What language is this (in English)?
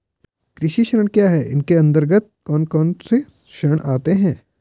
Hindi